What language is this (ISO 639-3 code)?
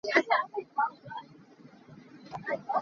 cnh